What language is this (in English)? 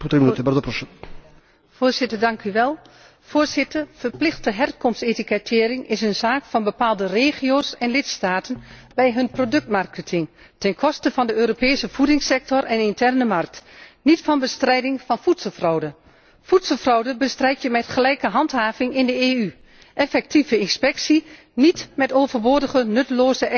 Dutch